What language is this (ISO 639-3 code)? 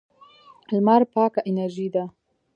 pus